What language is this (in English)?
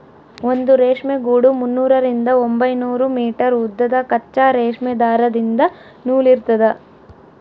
Kannada